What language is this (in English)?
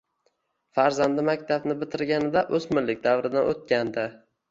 Uzbek